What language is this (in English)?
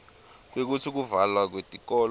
Swati